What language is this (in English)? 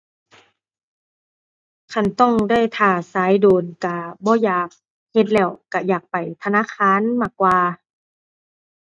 Thai